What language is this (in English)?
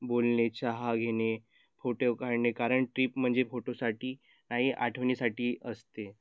Marathi